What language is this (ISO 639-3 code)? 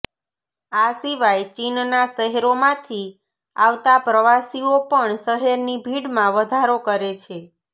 guj